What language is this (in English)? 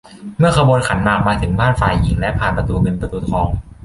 Thai